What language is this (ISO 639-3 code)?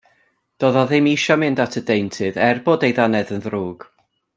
cym